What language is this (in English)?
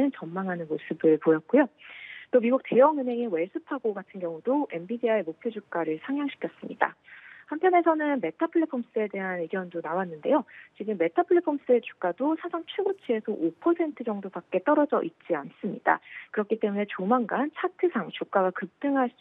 Korean